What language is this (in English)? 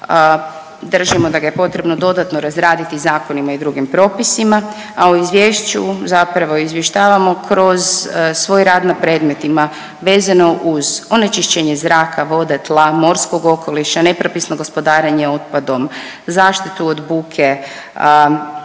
Croatian